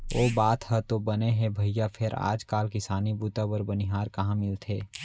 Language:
Chhattisgarhi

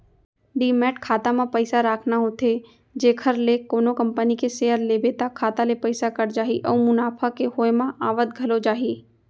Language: Chhattisgarhi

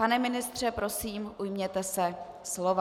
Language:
Czech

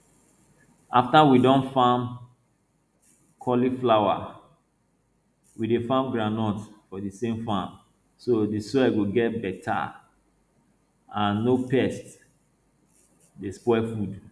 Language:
Nigerian Pidgin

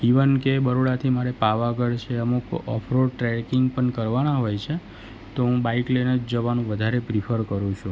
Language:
Gujarati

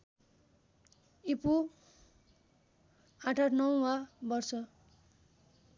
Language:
Nepali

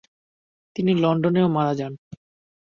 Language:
Bangla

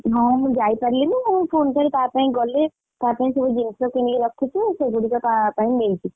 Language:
Odia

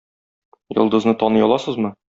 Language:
Tatar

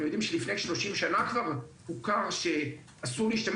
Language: Hebrew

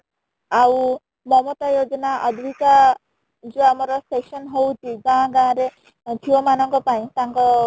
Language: Odia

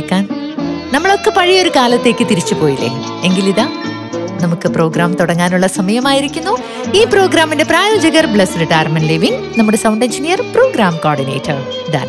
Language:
Malayalam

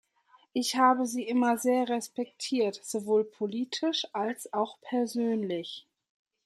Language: German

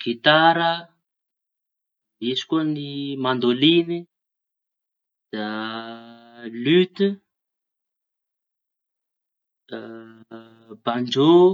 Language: Tanosy Malagasy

